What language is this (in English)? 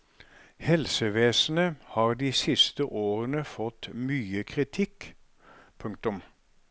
Norwegian